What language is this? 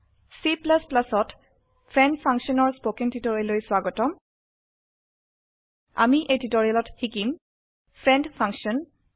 Assamese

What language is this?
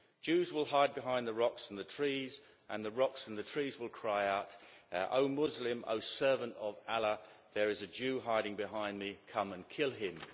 English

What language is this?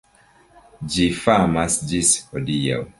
Esperanto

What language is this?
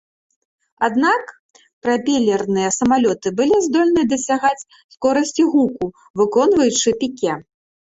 Belarusian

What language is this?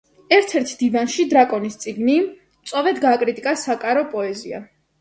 Georgian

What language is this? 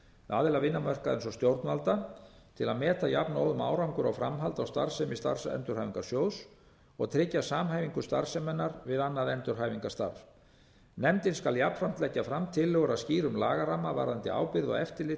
Icelandic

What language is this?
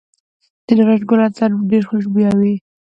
Pashto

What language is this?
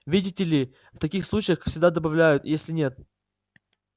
Russian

